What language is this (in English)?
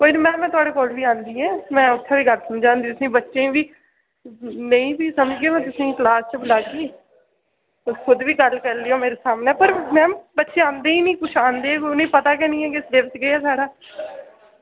Dogri